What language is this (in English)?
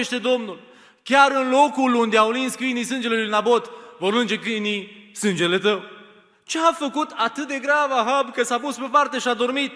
Romanian